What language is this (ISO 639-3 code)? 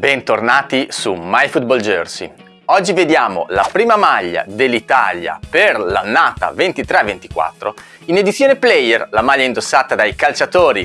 ita